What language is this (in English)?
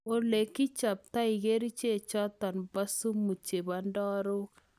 Kalenjin